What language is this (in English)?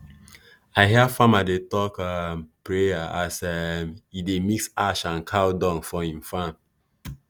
Nigerian Pidgin